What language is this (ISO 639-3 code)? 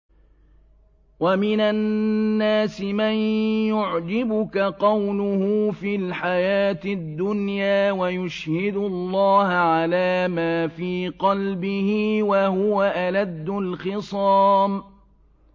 ara